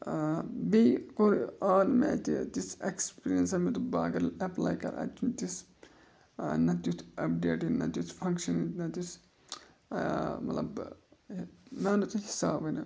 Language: Kashmiri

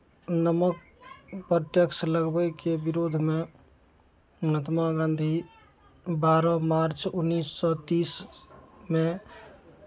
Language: Maithili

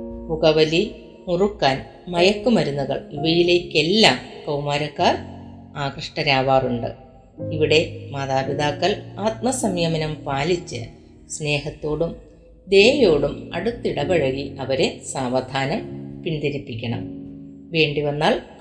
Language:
Malayalam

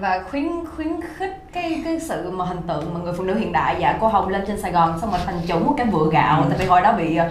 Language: Vietnamese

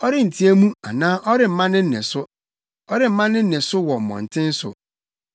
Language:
Akan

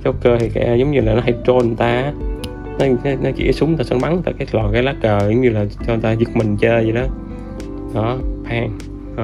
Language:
Vietnamese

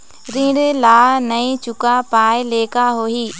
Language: Chhattisgarhi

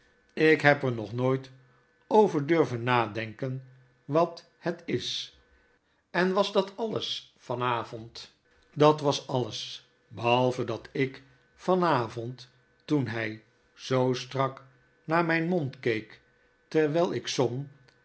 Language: Dutch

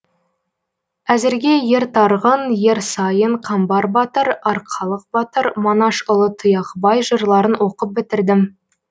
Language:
Kazakh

